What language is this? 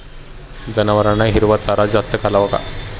Marathi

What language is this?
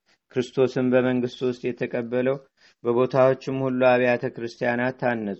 Amharic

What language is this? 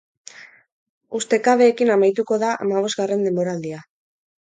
Basque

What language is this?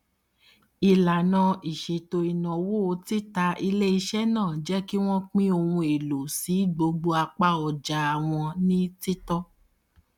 Yoruba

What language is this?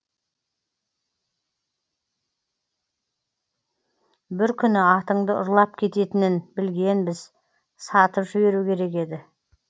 Kazakh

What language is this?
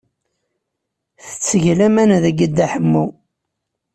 Kabyle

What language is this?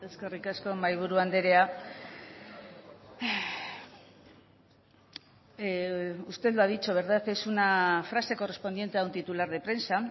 Spanish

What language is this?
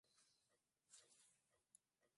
Swahili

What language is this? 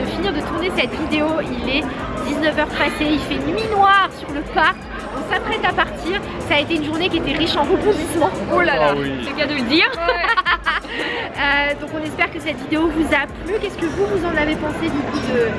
French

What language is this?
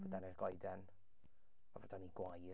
Welsh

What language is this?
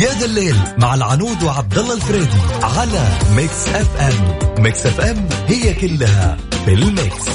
Arabic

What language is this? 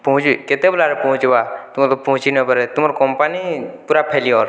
Odia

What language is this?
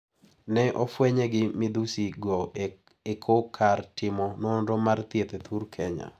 Luo (Kenya and Tanzania)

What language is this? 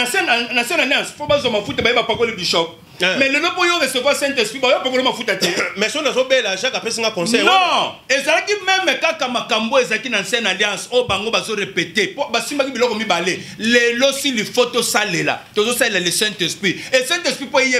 French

